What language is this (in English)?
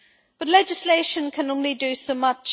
English